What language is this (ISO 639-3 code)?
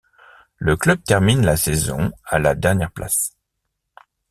fra